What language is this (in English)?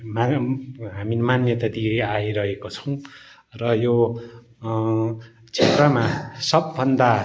Nepali